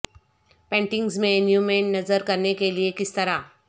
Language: Urdu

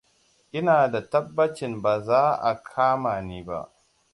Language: Hausa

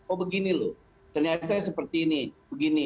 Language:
Indonesian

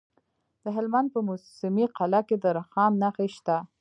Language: Pashto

